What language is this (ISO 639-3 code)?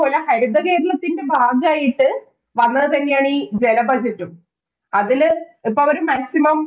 mal